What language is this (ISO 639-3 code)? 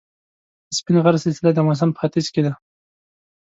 pus